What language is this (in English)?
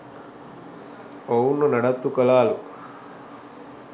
Sinhala